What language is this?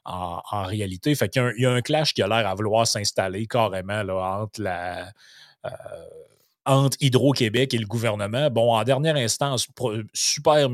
French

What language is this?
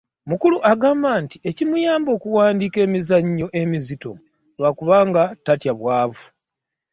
Ganda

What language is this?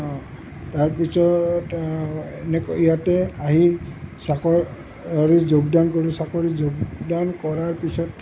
Assamese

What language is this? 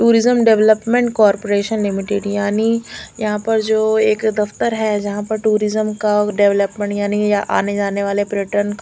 Hindi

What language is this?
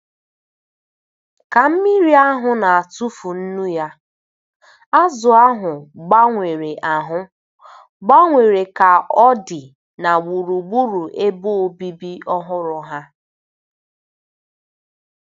Igbo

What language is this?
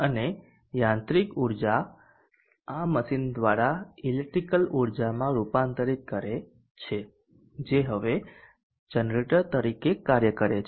Gujarati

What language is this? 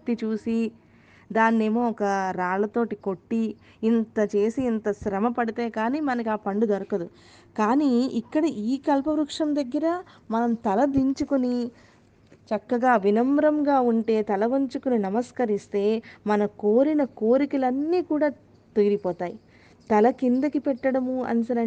Telugu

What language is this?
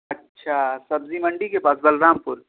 Urdu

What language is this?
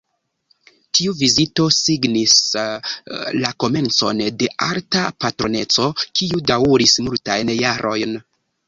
Esperanto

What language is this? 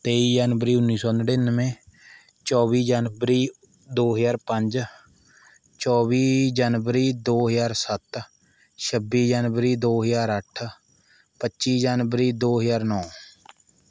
Punjabi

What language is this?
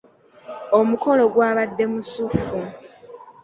Ganda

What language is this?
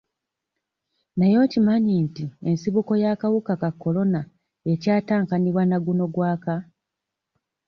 Ganda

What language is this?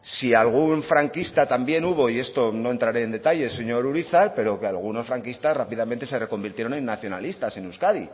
Spanish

